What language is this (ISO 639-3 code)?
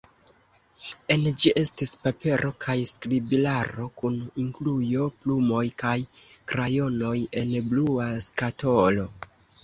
epo